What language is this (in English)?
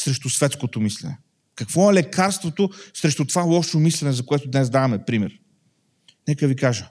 Bulgarian